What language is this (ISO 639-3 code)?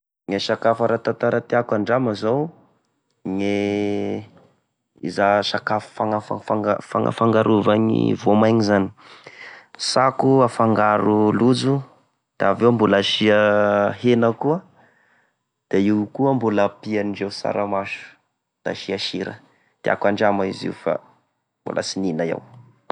tkg